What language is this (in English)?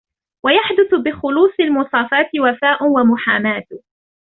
Arabic